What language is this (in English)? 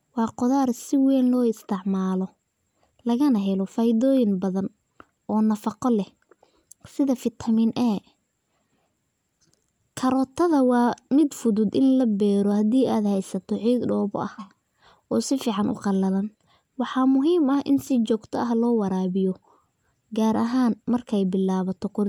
Somali